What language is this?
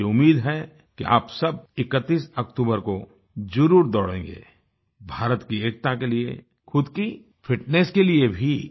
Hindi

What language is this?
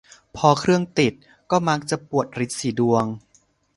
Thai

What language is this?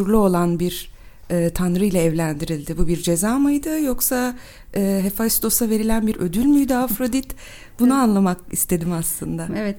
Turkish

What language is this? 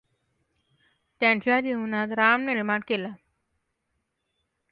Marathi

